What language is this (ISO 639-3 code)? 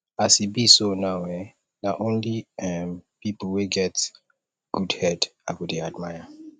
pcm